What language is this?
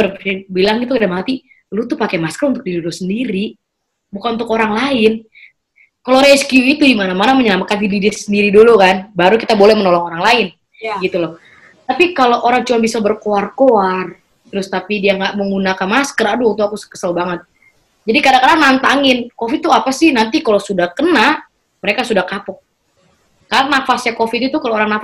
Indonesian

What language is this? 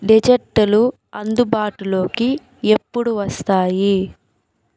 Telugu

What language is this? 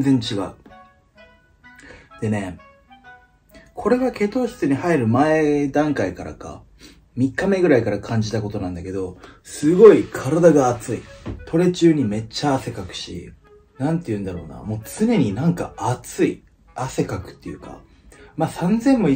Japanese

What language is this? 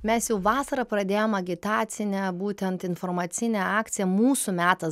Lithuanian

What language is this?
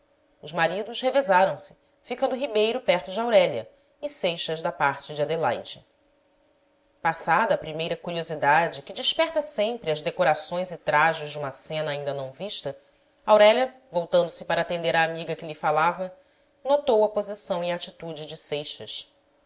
Portuguese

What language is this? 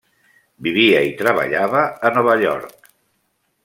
Catalan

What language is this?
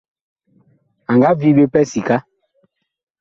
Bakoko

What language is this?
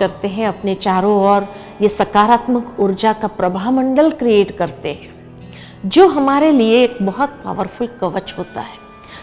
Hindi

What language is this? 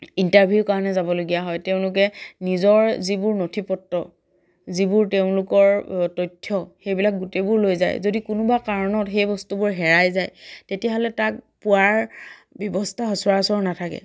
Assamese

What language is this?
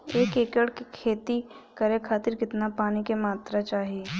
Bhojpuri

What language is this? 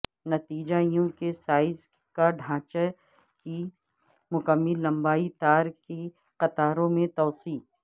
Urdu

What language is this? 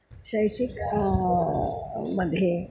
Sanskrit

